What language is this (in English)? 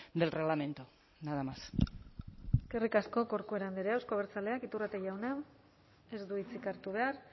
Basque